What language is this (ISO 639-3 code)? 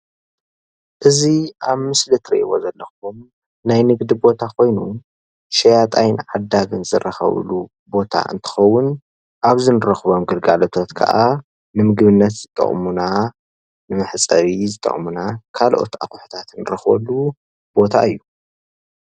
tir